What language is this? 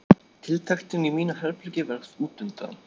Icelandic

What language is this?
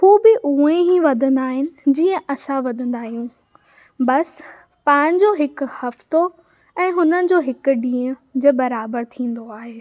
Sindhi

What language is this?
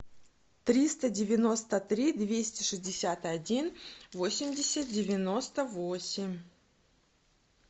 Russian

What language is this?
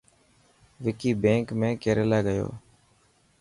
Dhatki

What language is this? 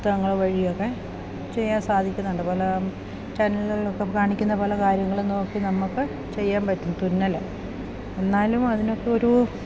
Malayalam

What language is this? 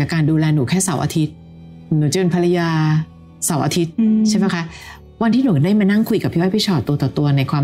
Thai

